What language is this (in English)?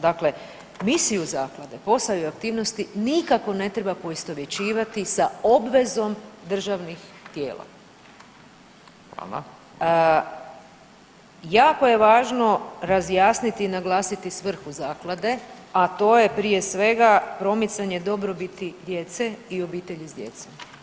Croatian